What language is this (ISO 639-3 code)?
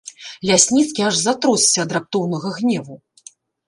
bel